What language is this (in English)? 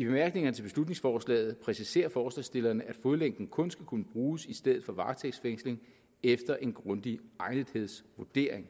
Danish